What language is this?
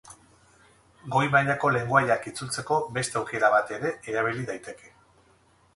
Basque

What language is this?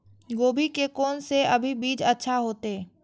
Maithili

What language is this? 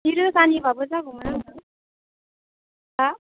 Bodo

